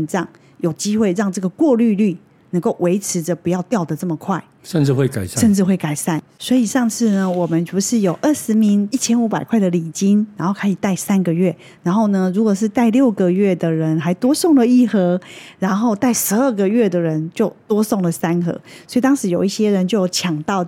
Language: Chinese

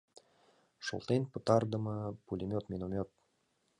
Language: Mari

